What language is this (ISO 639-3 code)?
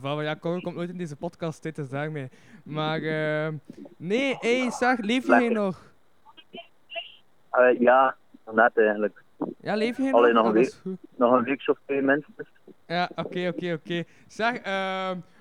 nld